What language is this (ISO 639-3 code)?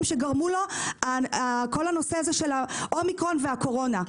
heb